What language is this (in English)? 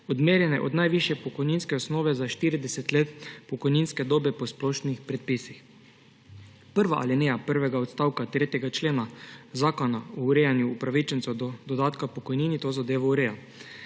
Slovenian